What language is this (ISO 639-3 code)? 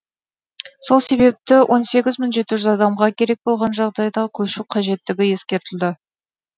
kaz